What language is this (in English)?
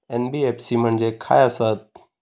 Marathi